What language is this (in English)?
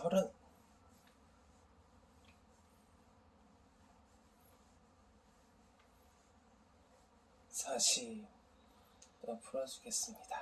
Korean